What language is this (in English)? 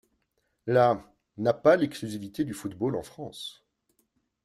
French